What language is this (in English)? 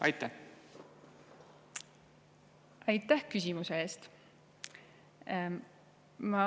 Estonian